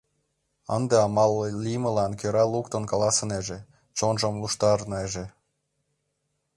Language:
Mari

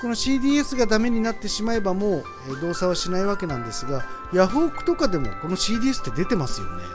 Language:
Japanese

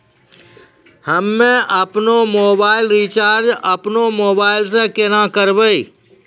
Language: Maithili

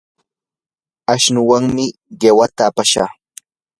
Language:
Yanahuanca Pasco Quechua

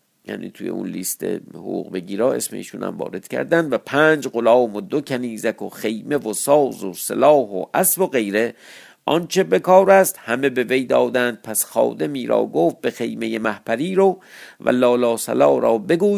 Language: Persian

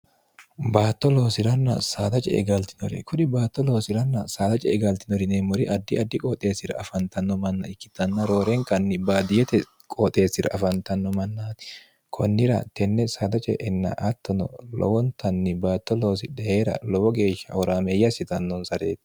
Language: Sidamo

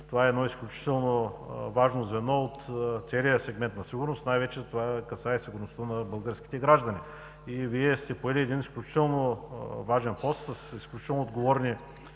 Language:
Bulgarian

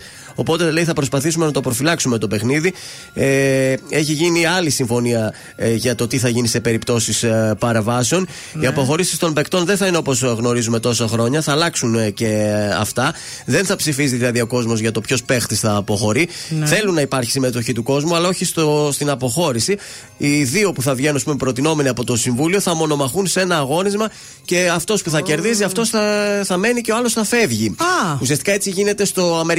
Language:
Greek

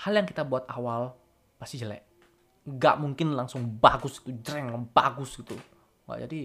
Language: Indonesian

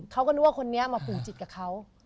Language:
Thai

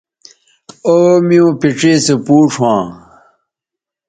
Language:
Bateri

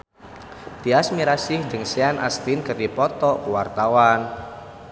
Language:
Sundanese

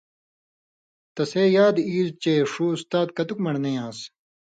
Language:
Indus Kohistani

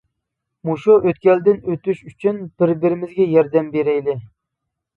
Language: Uyghur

